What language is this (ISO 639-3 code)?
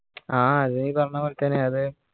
mal